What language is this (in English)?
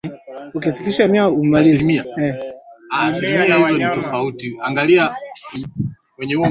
Swahili